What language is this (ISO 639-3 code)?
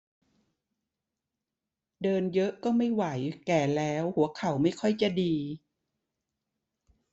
tha